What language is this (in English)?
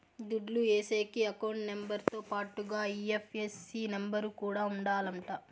Telugu